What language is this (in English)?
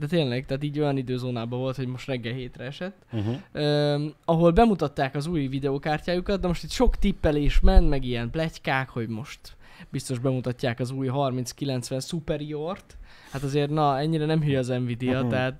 Hungarian